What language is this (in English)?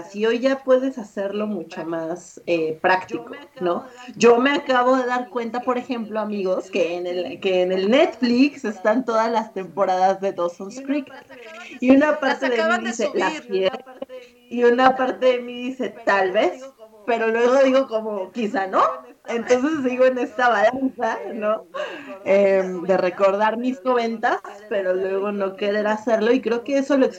Spanish